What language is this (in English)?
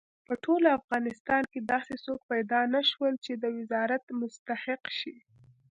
Pashto